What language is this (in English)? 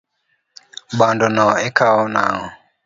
Luo (Kenya and Tanzania)